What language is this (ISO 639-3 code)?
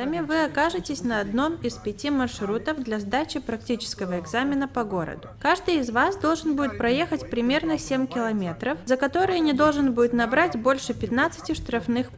rus